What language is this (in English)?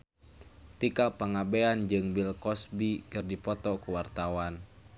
Sundanese